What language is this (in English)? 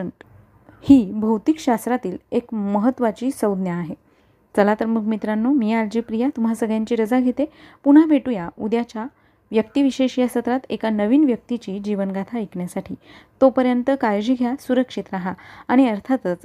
Marathi